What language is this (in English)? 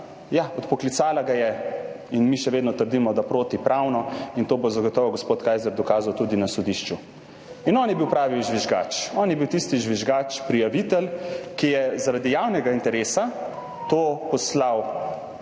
Slovenian